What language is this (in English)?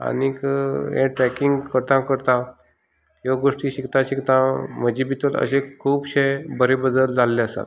Konkani